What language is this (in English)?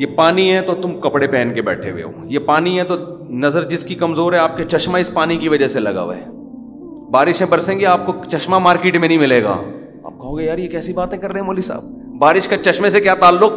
Urdu